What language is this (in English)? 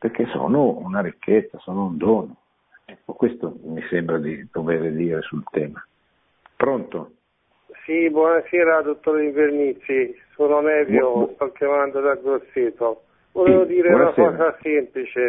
Italian